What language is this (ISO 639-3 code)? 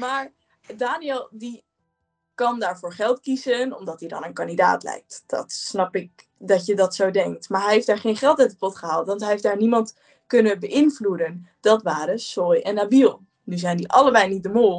nld